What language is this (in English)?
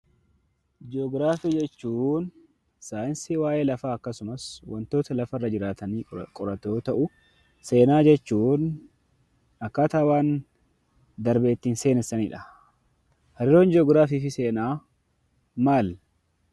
Oromo